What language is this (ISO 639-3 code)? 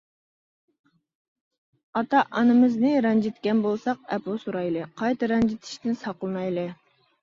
uig